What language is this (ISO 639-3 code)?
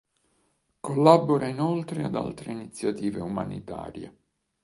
ita